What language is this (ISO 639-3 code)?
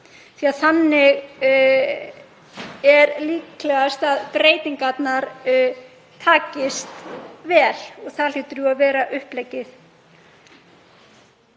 isl